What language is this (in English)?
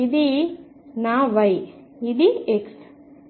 Telugu